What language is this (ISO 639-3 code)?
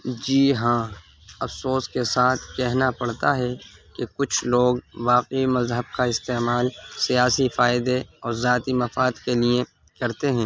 urd